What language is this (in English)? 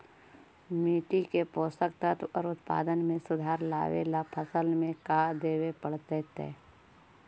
Magahi